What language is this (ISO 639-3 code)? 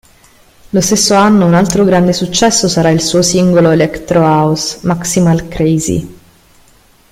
ita